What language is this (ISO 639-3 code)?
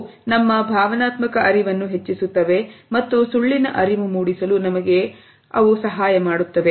kan